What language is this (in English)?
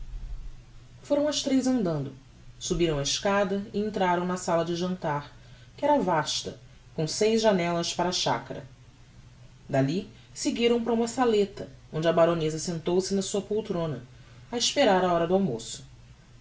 Portuguese